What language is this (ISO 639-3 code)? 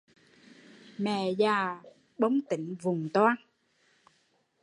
vie